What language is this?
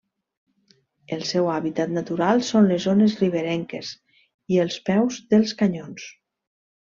Catalan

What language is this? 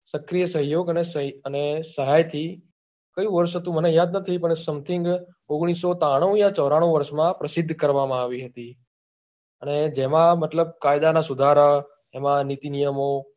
Gujarati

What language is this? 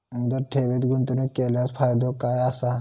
Marathi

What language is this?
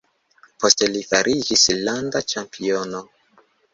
Esperanto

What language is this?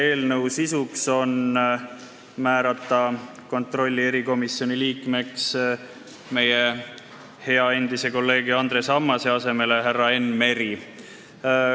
Estonian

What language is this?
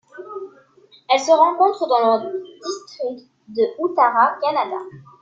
French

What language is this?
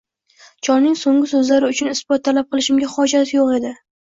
Uzbek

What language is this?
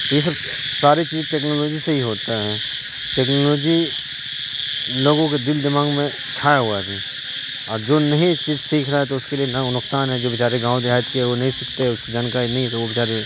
Urdu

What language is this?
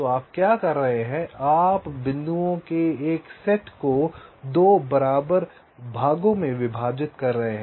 Hindi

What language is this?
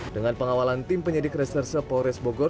Indonesian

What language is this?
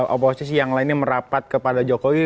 Indonesian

